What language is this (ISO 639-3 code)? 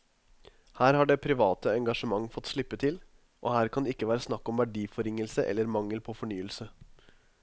nor